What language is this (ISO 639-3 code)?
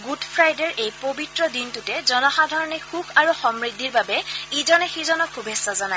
asm